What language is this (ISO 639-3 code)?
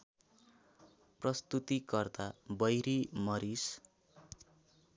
nep